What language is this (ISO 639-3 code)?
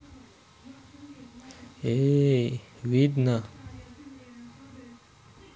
rus